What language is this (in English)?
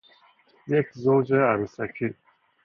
Persian